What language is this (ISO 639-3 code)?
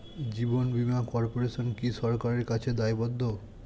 ben